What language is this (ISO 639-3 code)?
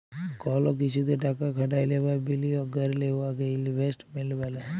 ben